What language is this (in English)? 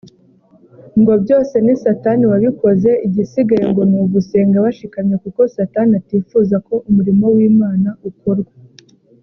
Kinyarwanda